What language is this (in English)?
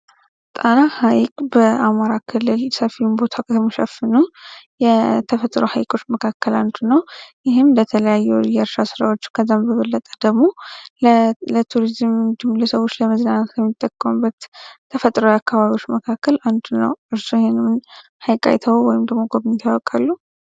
Amharic